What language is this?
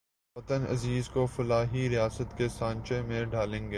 Urdu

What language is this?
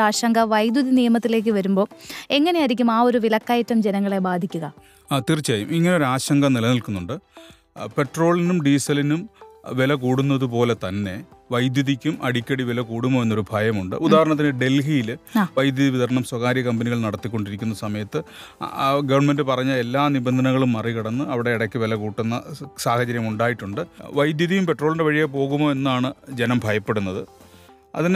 Malayalam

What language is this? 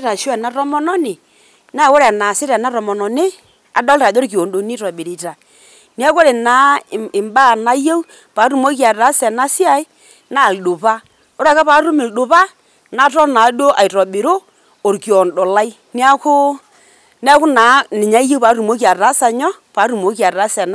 Masai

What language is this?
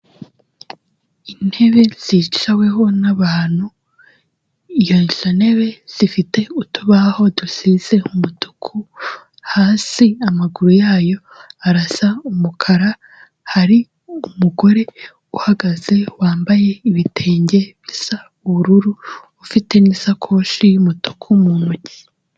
Kinyarwanda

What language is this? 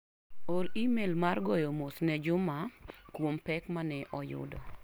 Luo (Kenya and Tanzania)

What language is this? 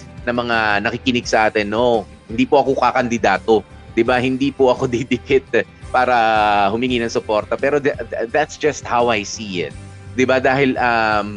Filipino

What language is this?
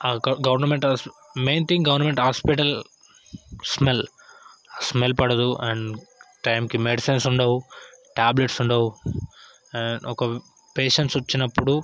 Telugu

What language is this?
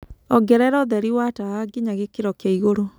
Kikuyu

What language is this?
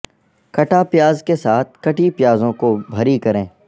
Urdu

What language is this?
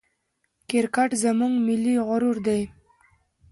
Pashto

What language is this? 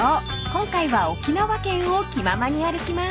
Japanese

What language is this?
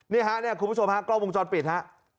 Thai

